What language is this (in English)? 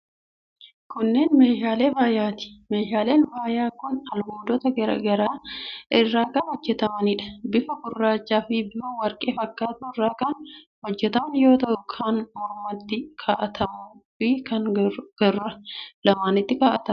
Oromo